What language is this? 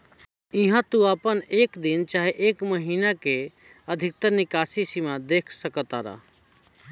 Bhojpuri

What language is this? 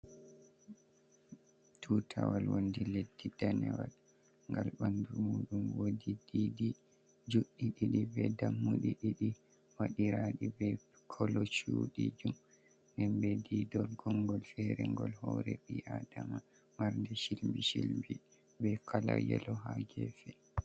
Fula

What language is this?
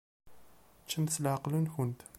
Kabyle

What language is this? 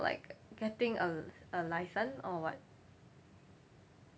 English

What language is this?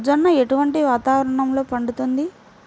Telugu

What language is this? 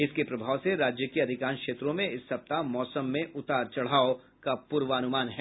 Hindi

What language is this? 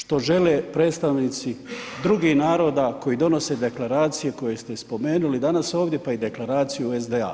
Croatian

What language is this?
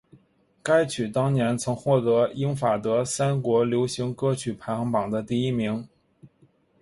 Chinese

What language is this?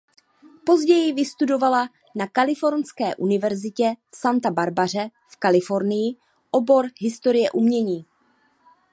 Czech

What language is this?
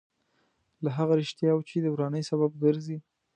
Pashto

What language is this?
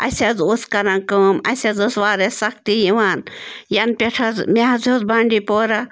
Kashmiri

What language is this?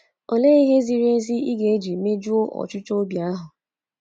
Igbo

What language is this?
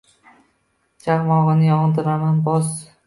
Uzbek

